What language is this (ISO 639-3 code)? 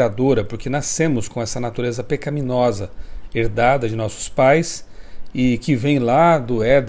por